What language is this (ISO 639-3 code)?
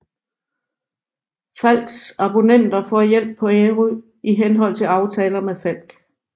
dan